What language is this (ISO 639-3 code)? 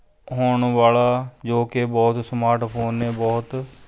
pan